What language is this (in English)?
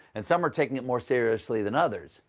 English